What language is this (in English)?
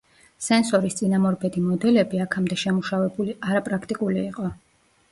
Georgian